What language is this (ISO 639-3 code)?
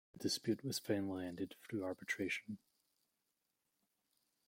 eng